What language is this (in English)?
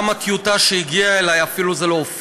Hebrew